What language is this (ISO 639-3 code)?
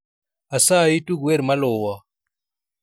luo